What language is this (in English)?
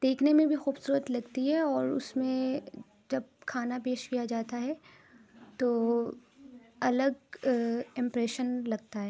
Urdu